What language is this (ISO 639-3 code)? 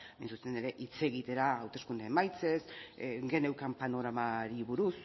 eus